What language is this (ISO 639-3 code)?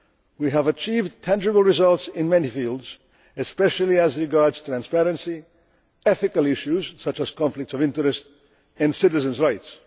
eng